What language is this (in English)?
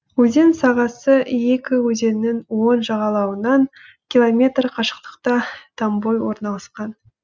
Kazakh